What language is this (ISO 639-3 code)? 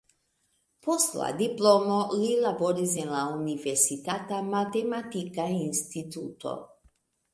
epo